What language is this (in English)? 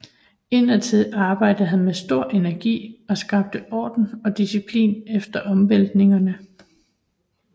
Danish